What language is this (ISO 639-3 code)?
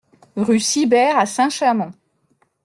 fra